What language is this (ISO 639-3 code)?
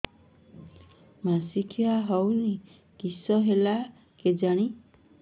ori